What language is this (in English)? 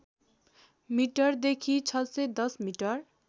Nepali